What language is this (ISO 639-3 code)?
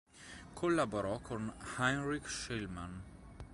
ita